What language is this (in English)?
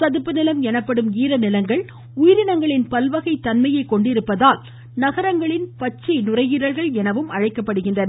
Tamil